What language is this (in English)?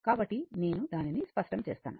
Telugu